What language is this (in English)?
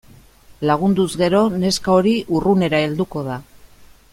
Basque